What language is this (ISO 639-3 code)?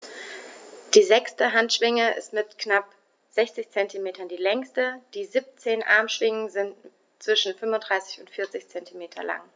deu